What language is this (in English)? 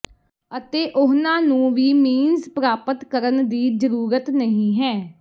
Punjabi